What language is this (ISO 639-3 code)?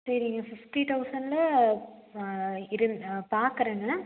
tam